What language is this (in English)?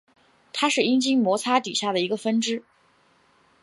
Chinese